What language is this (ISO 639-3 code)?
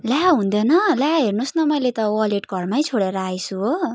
nep